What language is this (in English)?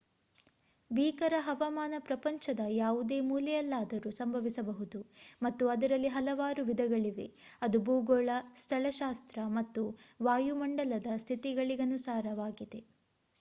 Kannada